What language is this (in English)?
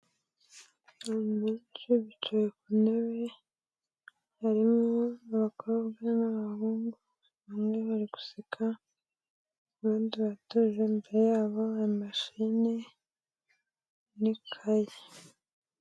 Kinyarwanda